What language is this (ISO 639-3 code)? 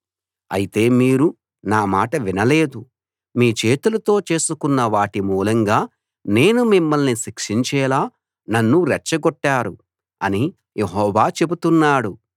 tel